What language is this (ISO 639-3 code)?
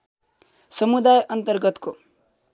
nep